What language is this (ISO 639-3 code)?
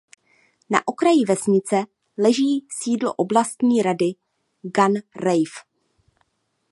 ces